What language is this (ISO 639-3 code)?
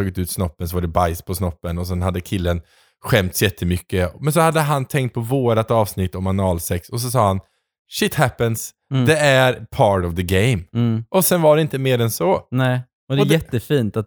swe